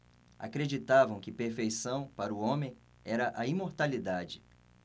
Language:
Portuguese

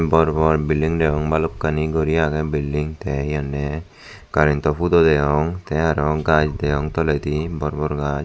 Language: Chakma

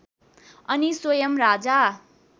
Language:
Nepali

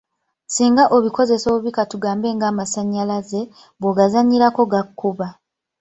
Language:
Ganda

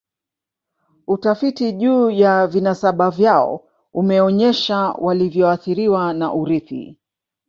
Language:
Swahili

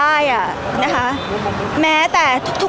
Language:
Thai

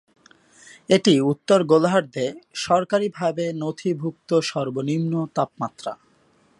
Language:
Bangla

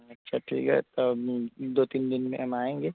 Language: Urdu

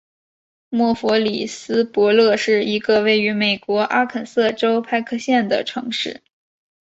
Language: Chinese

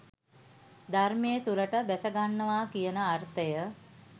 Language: Sinhala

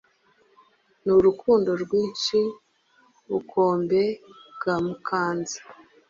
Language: Kinyarwanda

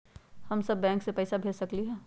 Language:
Magahi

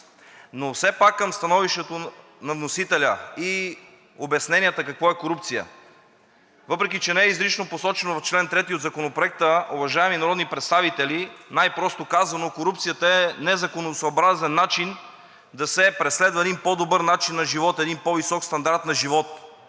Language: Bulgarian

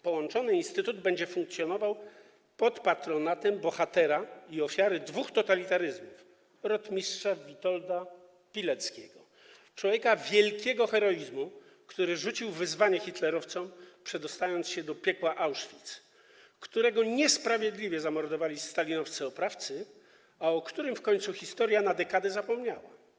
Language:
Polish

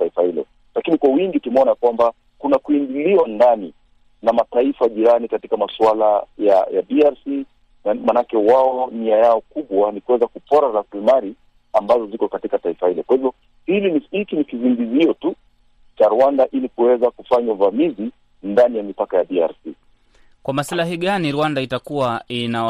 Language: Swahili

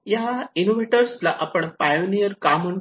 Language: Marathi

